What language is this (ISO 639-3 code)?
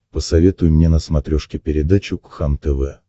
rus